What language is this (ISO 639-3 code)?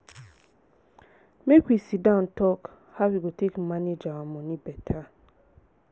pcm